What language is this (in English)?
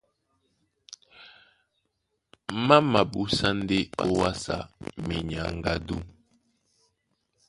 Duala